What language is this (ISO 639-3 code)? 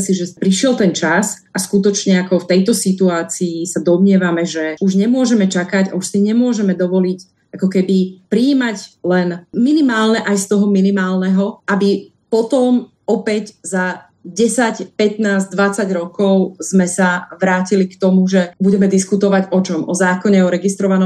slk